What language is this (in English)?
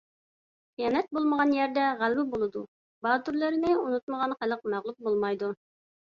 Uyghur